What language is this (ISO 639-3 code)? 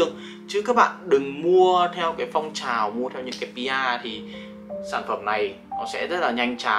vie